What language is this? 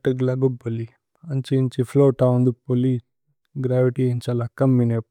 Tulu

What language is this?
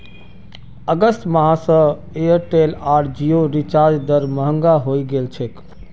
Magahi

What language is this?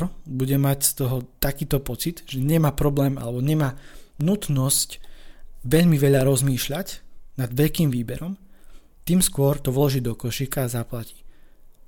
Slovak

